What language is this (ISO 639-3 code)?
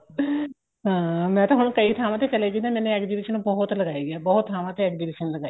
pan